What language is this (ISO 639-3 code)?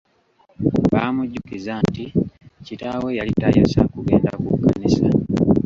lug